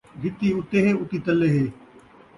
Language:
Saraiki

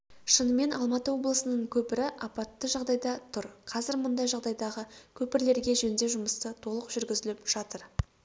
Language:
Kazakh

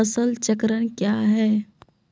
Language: Maithili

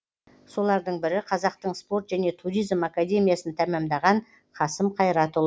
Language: Kazakh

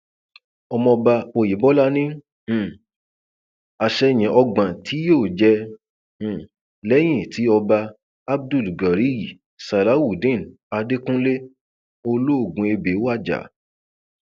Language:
Yoruba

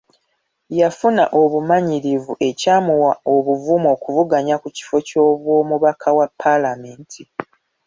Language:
Ganda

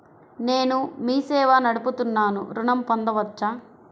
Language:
Telugu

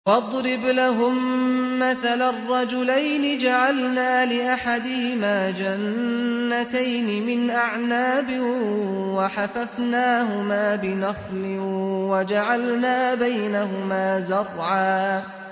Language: Arabic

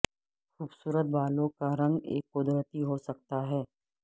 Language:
Urdu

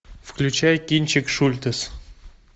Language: Russian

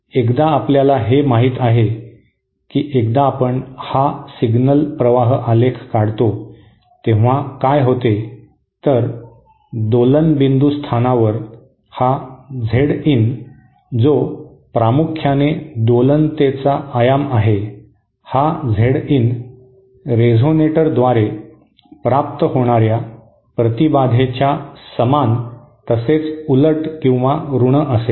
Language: Marathi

